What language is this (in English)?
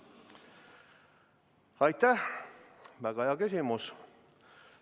Estonian